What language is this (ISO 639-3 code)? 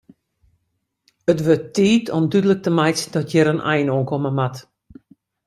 fry